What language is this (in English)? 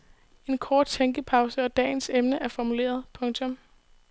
Danish